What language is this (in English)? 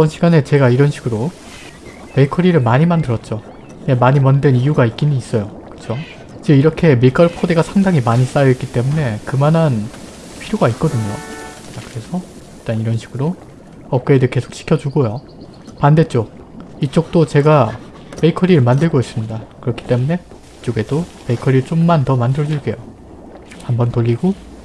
Korean